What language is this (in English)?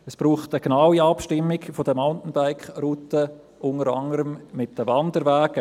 Swiss German